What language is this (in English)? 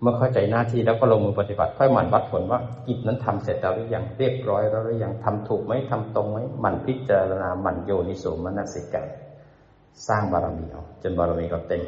Thai